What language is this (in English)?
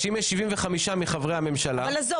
Hebrew